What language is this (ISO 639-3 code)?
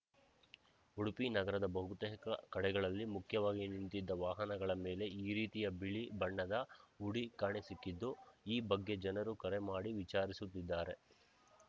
kan